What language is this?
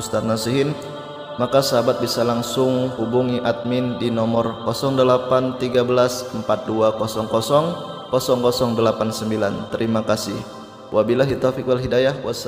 Indonesian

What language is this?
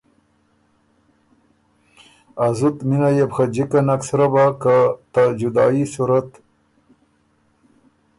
Ormuri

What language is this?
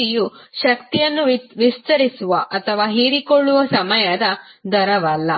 Kannada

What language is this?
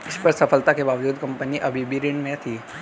Hindi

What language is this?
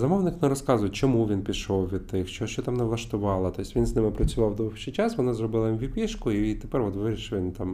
Ukrainian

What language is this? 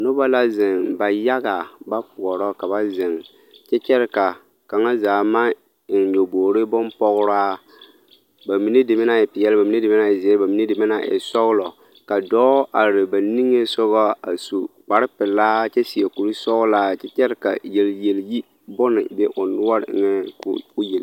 Southern Dagaare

